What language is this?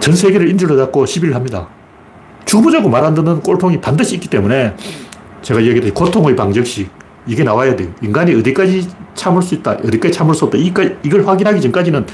Korean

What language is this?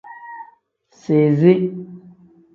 Tem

